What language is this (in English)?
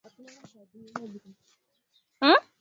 Swahili